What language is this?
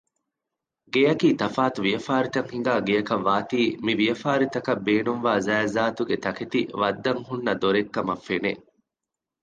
Divehi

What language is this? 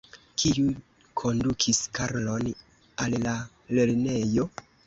Esperanto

